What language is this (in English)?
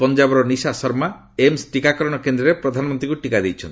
Odia